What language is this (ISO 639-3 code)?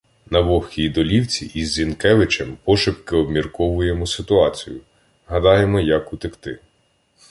ukr